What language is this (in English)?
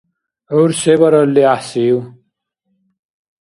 Dargwa